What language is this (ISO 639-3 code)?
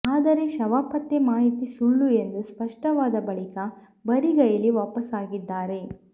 kan